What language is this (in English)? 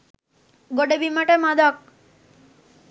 Sinhala